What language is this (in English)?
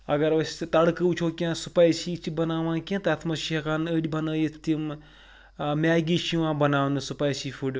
Kashmiri